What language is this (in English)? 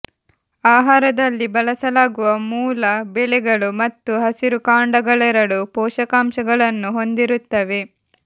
Kannada